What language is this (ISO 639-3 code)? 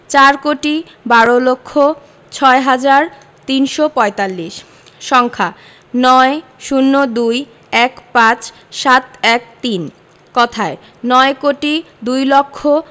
ben